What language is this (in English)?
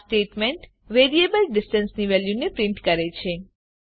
Gujarati